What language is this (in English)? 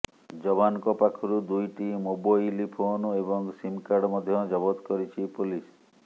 Odia